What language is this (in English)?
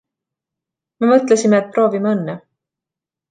Estonian